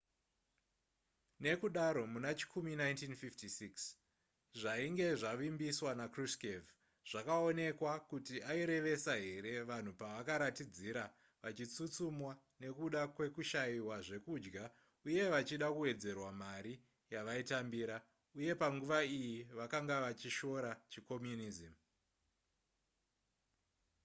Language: Shona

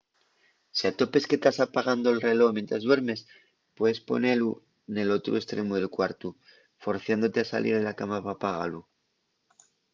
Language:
Asturian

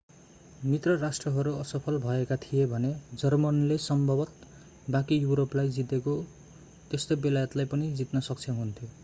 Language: Nepali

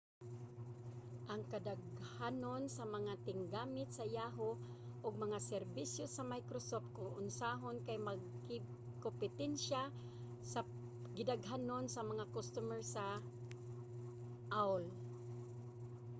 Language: Cebuano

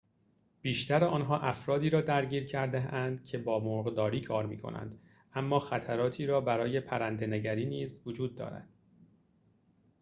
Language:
Persian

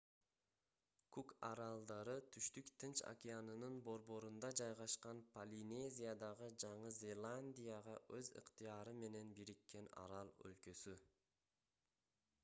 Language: Kyrgyz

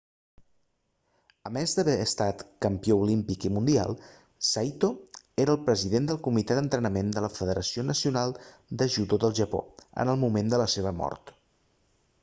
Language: Catalan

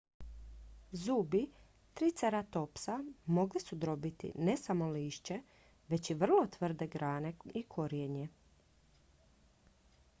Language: Croatian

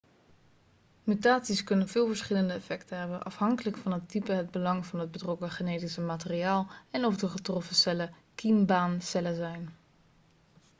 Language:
Dutch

